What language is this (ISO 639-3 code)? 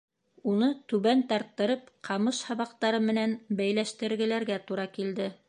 bak